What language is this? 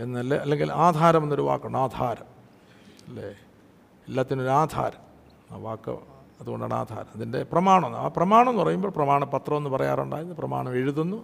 Malayalam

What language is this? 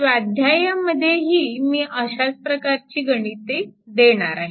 Marathi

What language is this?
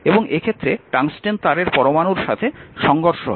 Bangla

